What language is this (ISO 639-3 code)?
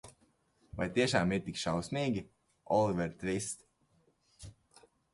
lav